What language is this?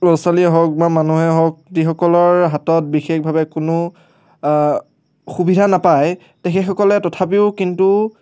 Assamese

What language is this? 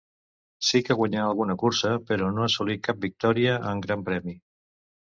Catalan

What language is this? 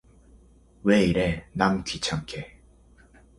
Korean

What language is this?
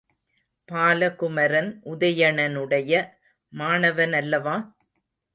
Tamil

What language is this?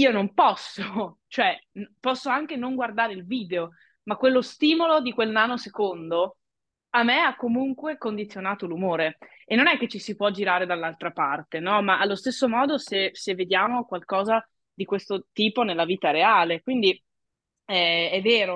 Italian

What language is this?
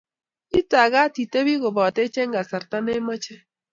Kalenjin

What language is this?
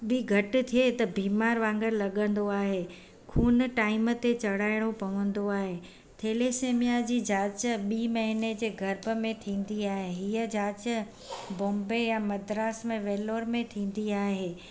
Sindhi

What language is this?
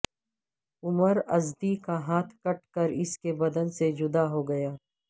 Urdu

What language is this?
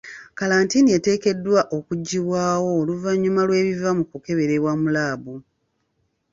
Ganda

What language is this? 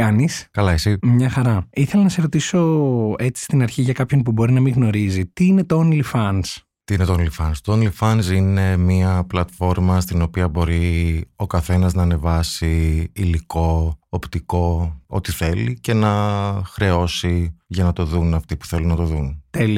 Greek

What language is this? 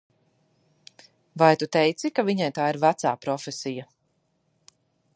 Latvian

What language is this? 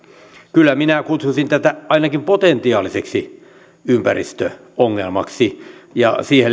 Finnish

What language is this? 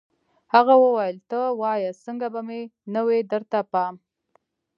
Pashto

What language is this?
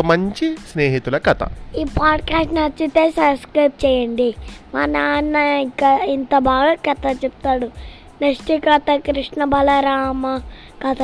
Telugu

